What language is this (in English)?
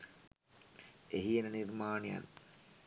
Sinhala